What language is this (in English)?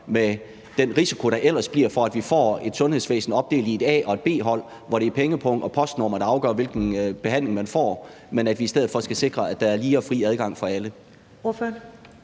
Danish